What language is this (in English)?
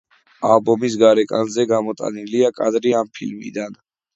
Georgian